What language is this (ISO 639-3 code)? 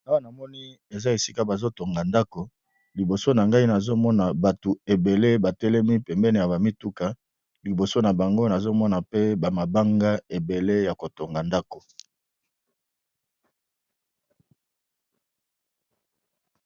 lin